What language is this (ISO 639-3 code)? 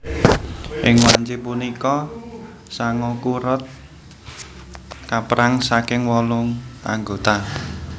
jav